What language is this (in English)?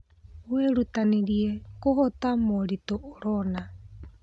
Kikuyu